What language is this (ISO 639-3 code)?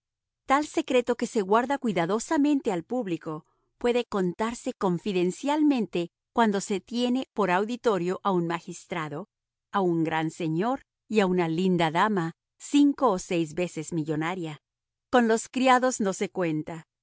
spa